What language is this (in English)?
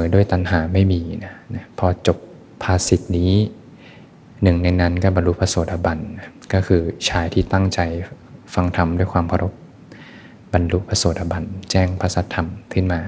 Thai